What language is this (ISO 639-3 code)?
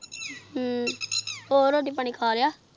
pan